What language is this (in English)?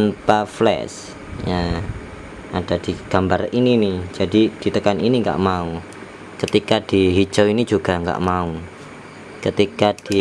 Indonesian